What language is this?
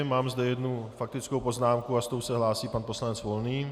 Czech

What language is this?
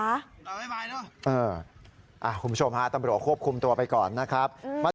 Thai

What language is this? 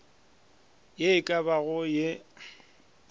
Northern Sotho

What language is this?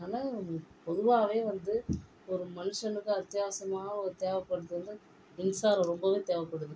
Tamil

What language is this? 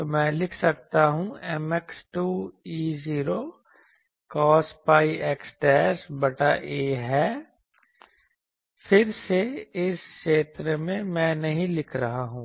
Hindi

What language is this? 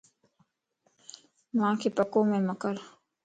Lasi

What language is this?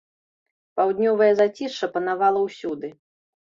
Belarusian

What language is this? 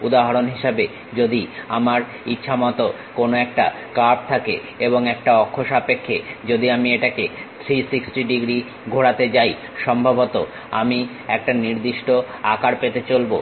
Bangla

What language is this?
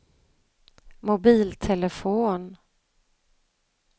Swedish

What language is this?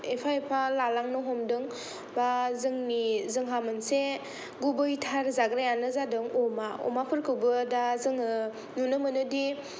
Bodo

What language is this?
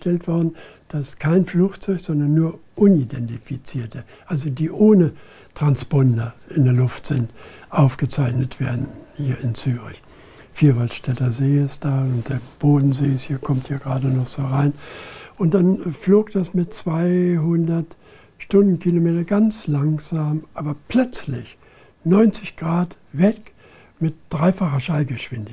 German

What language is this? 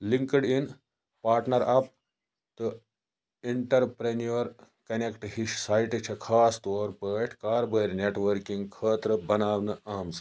Kashmiri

